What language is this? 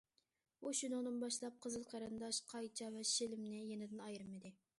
Uyghur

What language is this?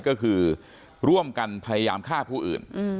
Thai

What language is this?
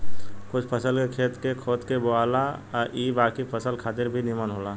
Bhojpuri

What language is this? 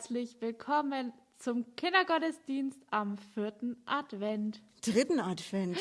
German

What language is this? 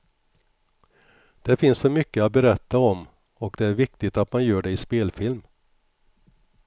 Swedish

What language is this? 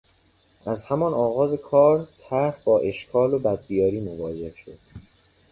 Persian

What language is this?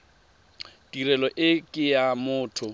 Tswana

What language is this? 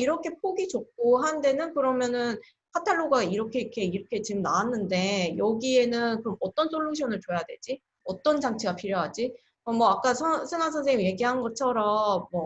Korean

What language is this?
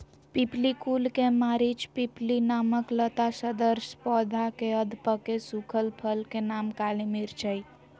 Magahi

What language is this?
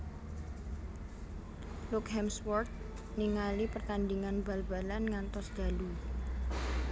Javanese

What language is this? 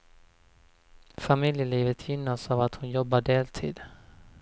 Swedish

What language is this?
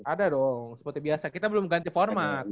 Indonesian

